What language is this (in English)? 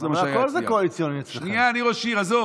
Hebrew